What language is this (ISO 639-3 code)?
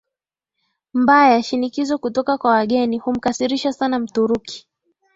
swa